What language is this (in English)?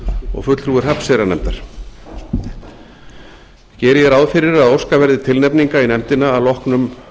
Icelandic